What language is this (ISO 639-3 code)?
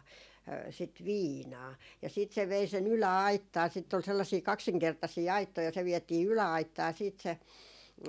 fin